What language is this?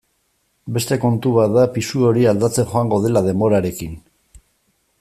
Basque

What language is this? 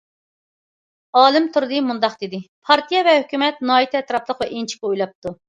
Uyghur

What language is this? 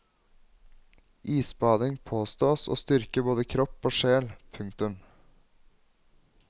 Norwegian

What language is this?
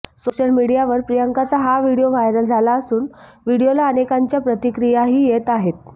Marathi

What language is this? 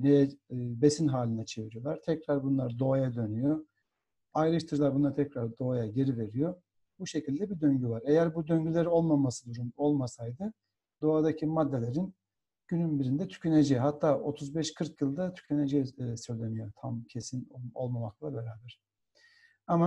Turkish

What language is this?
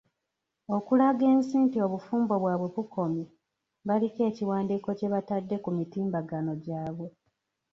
Ganda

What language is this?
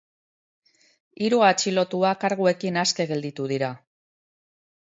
Basque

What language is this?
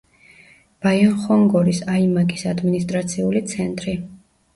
Georgian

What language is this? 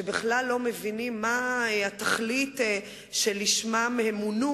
Hebrew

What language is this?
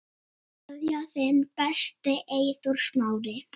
Icelandic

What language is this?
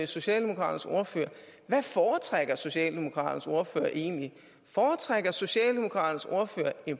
Danish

